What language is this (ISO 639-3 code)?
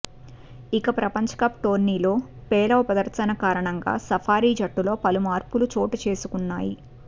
tel